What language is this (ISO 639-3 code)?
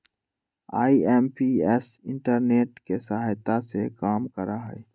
mag